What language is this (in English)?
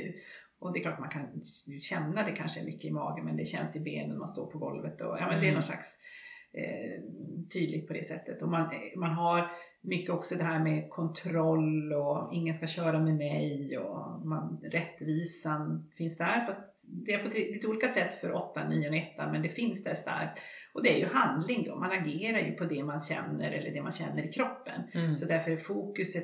Swedish